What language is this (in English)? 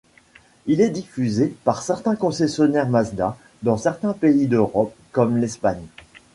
French